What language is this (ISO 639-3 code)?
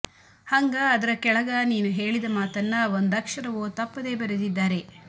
kan